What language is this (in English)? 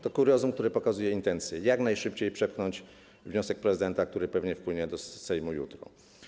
Polish